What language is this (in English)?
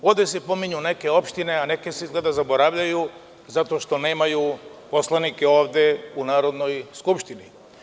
Serbian